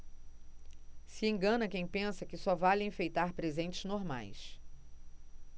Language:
Portuguese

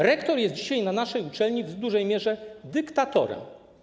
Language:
Polish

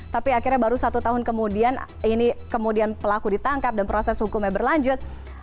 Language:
Indonesian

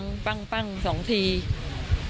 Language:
Thai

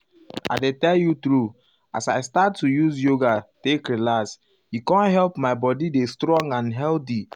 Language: Nigerian Pidgin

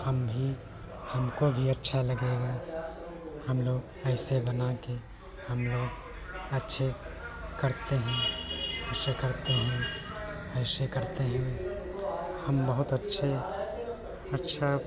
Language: Hindi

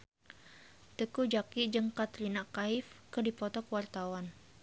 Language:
Sundanese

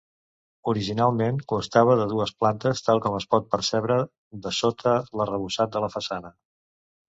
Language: Catalan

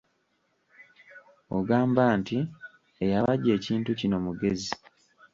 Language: Ganda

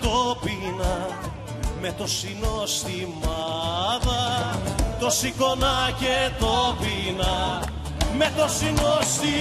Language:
Greek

